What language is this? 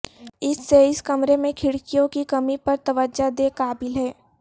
Urdu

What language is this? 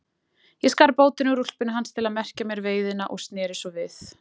Icelandic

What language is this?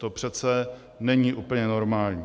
Czech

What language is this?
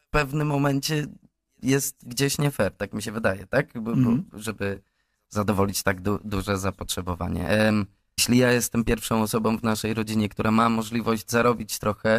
Polish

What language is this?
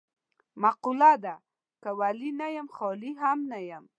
Pashto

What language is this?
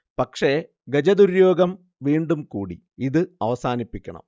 Malayalam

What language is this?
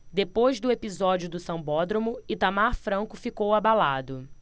Portuguese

